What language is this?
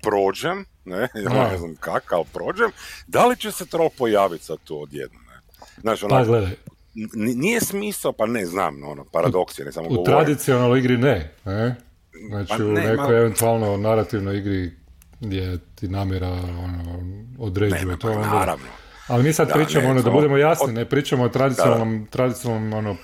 Croatian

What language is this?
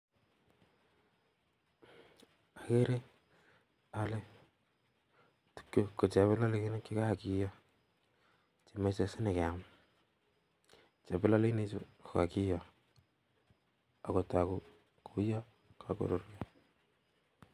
Kalenjin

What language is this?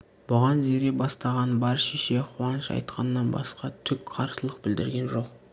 Kazakh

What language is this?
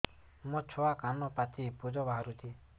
Odia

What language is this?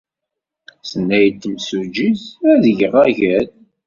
Kabyle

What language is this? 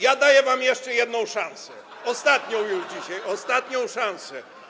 Polish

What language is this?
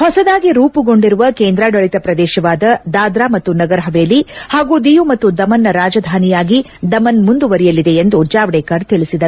Kannada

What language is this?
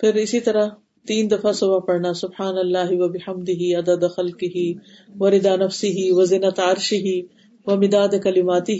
Urdu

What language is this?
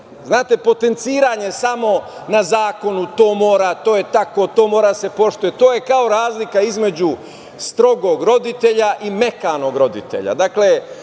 Serbian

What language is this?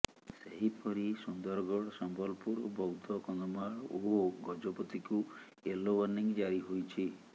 Odia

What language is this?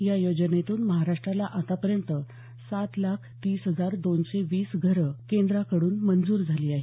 Marathi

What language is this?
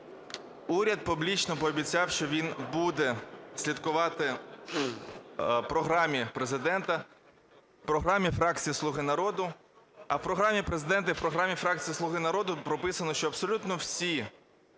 Ukrainian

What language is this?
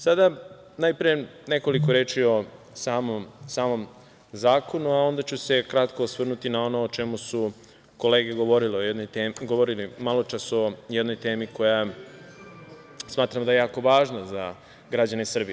Serbian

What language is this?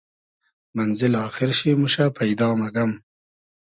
Hazaragi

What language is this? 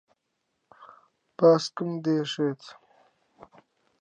Central Kurdish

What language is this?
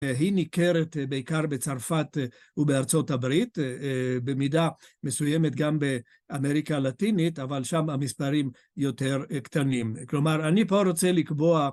Hebrew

